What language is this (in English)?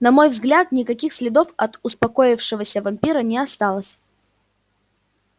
Russian